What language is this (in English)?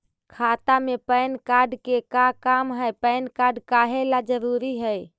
Magahi